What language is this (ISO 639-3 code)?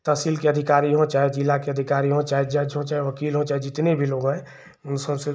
hin